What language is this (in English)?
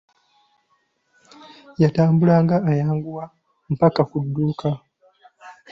Ganda